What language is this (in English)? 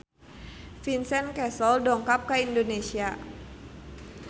Sundanese